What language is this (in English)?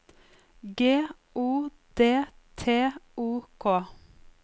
Norwegian